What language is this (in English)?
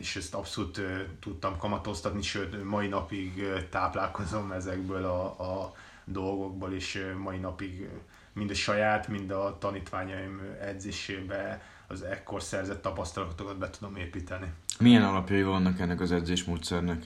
Hungarian